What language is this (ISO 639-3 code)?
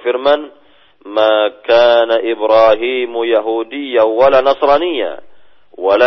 msa